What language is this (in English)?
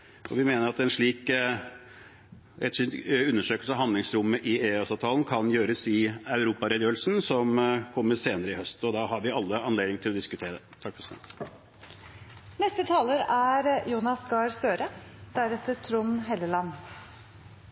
Norwegian Bokmål